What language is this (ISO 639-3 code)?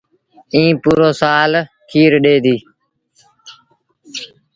sbn